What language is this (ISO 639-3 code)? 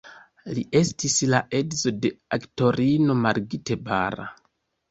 epo